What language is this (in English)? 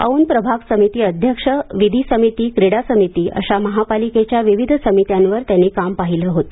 Marathi